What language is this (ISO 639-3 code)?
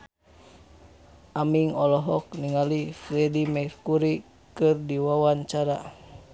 sun